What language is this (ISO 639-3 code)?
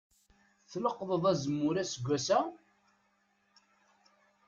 kab